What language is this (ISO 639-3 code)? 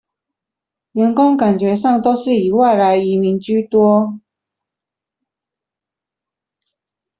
zho